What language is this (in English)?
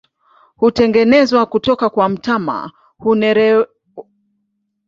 Swahili